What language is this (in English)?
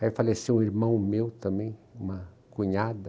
Portuguese